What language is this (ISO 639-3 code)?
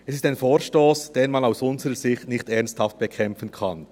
gsw